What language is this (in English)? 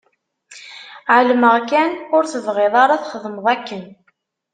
Kabyle